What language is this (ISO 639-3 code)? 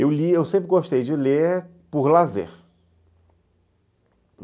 por